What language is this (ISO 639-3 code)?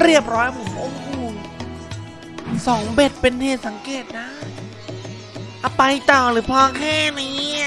tha